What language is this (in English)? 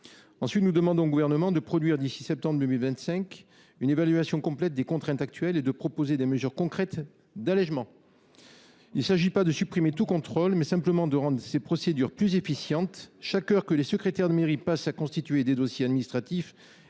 French